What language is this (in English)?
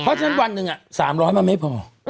Thai